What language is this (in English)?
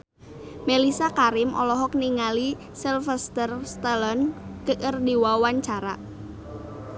Sundanese